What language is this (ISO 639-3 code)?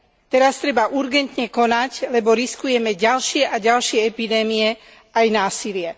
slk